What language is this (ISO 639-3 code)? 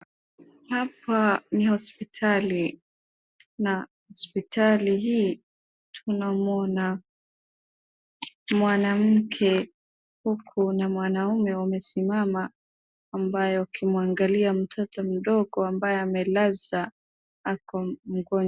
swa